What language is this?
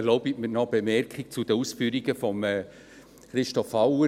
Swiss German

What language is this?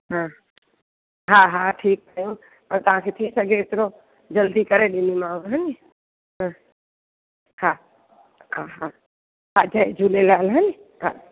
Sindhi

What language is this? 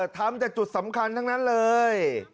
Thai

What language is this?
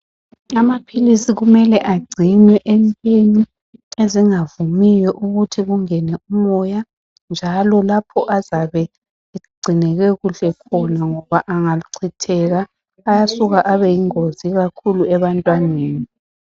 North Ndebele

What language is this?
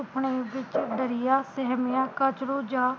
Punjabi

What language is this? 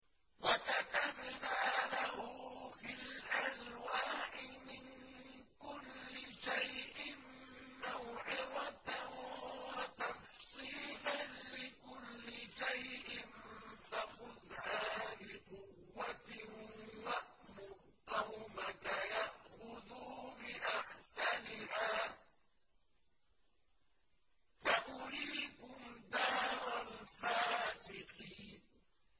Arabic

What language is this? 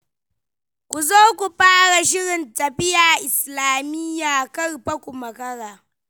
Hausa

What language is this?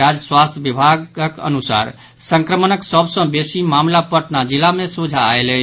Maithili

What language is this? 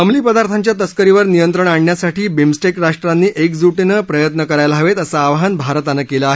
Marathi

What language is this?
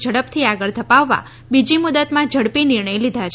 Gujarati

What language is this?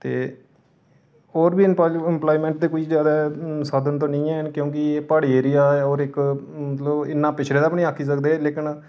Dogri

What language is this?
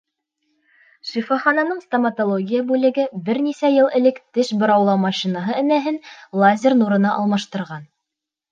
Bashkir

